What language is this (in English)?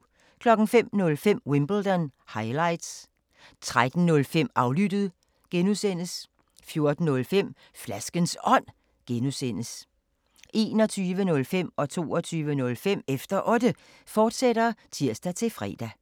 Danish